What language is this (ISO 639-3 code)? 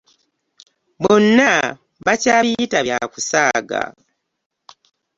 lug